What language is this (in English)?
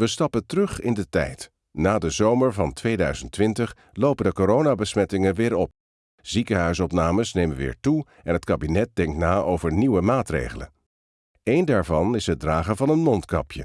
Dutch